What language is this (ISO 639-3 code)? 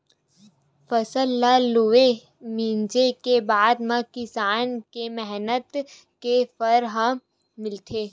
hne